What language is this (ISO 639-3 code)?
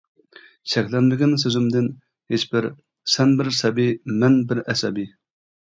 uig